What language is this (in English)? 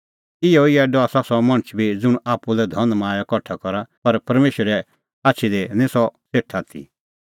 Kullu Pahari